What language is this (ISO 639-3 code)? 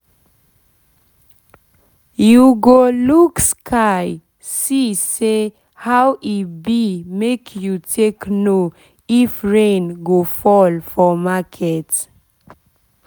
pcm